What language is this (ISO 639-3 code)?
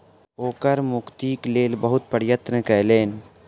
mai